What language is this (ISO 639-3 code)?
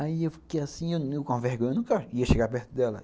por